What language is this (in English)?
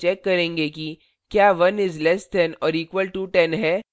Hindi